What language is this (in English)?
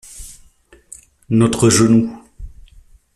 French